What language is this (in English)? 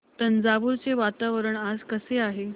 Marathi